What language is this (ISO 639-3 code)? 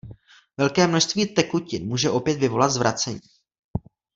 ces